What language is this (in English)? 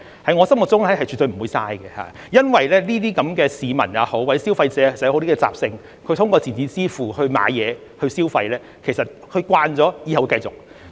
Cantonese